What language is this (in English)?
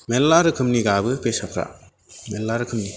Bodo